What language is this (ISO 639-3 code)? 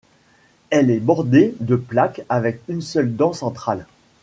fra